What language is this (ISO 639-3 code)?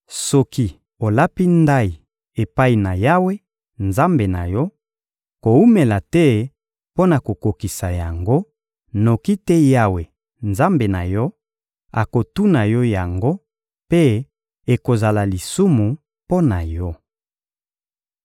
lin